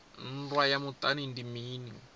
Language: Venda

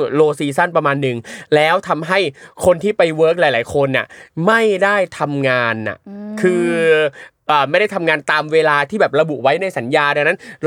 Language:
Thai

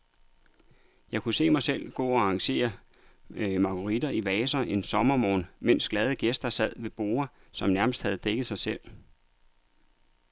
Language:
Danish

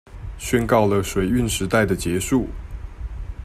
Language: Chinese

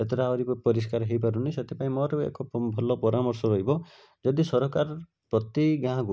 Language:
Odia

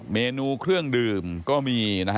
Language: Thai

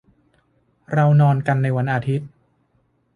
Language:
Thai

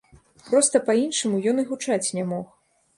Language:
Belarusian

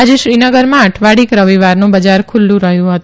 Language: Gujarati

